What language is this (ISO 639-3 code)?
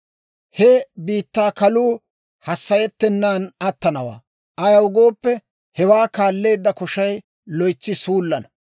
dwr